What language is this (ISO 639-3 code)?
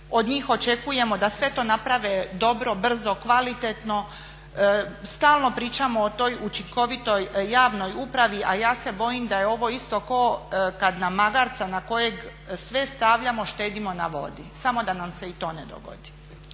hrv